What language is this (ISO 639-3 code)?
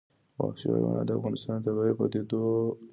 pus